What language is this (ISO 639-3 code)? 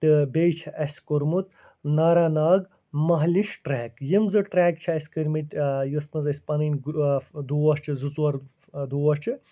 kas